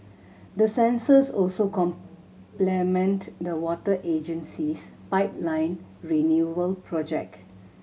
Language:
English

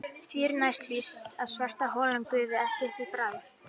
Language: Icelandic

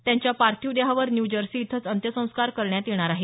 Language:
Marathi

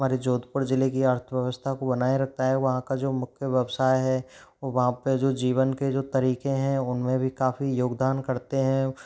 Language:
Hindi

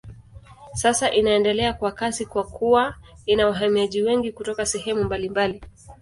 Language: Swahili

